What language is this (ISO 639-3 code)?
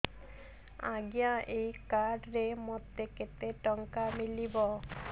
ori